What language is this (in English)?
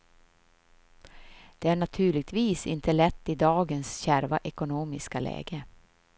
Swedish